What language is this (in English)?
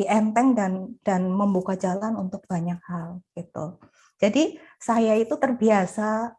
Indonesian